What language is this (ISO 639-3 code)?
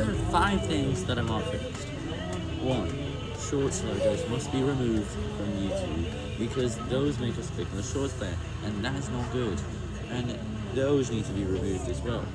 eng